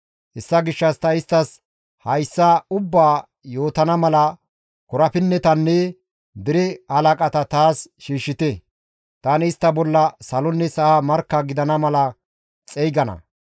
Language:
Gamo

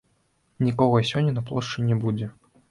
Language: Belarusian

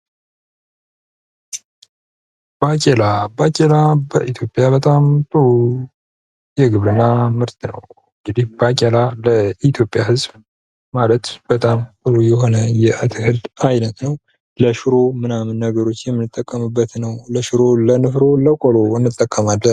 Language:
Amharic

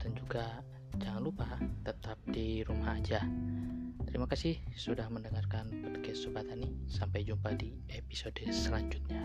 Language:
Indonesian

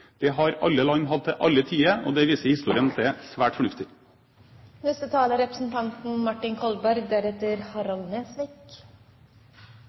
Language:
Norwegian Bokmål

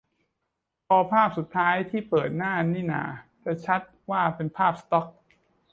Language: Thai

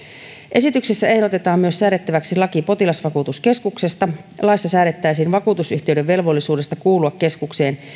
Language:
Finnish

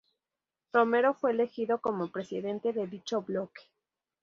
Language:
Spanish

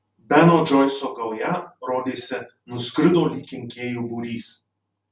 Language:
Lithuanian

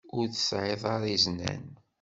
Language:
Kabyle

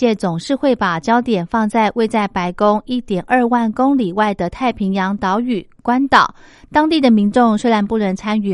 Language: Chinese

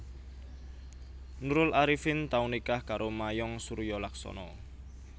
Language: Javanese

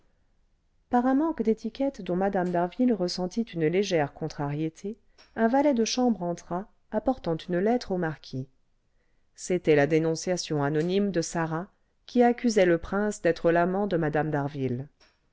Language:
French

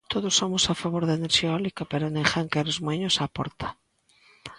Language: Galician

